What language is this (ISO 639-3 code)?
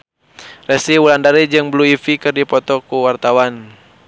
sun